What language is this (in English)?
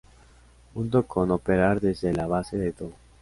Spanish